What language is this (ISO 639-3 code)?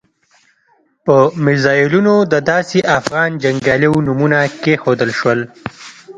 pus